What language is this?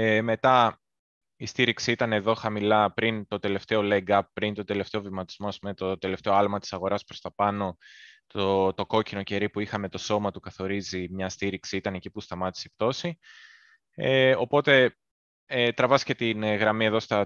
Greek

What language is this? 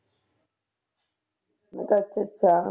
Punjabi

